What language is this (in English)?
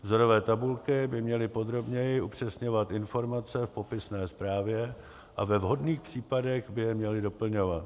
Czech